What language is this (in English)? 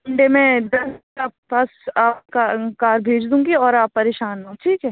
Urdu